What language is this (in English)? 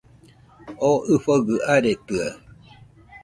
Nüpode Huitoto